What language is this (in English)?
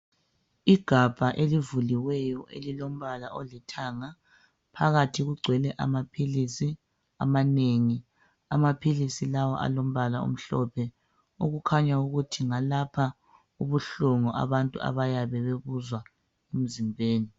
North Ndebele